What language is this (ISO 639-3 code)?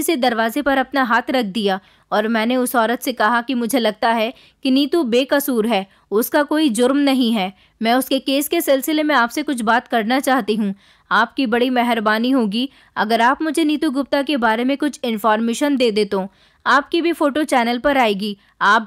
hin